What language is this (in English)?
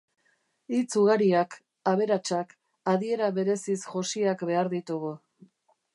Basque